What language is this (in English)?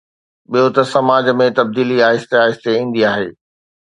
Sindhi